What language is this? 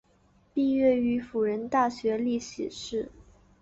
Chinese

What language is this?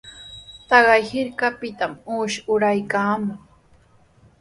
Sihuas Ancash Quechua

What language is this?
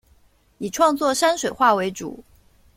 Chinese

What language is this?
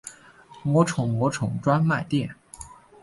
Chinese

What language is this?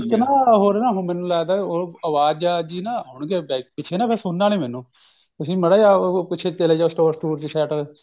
Punjabi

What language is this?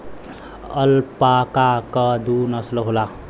Bhojpuri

